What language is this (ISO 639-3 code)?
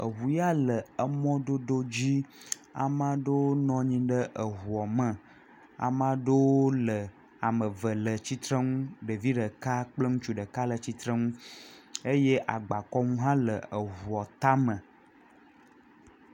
ewe